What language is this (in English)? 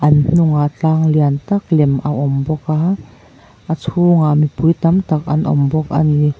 Mizo